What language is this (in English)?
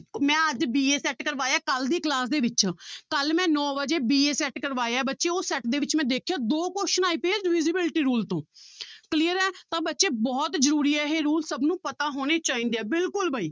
Punjabi